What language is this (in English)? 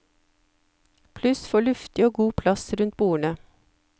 Norwegian